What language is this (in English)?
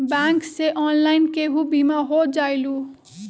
Magahi